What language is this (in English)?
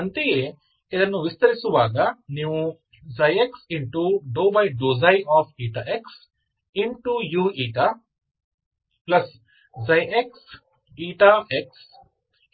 Kannada